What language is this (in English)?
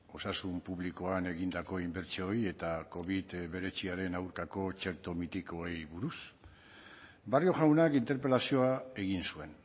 Basque